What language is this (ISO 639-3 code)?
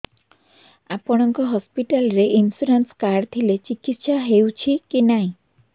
ori